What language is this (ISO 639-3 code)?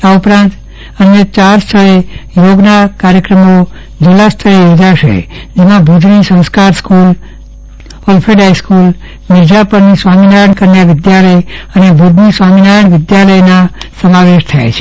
guj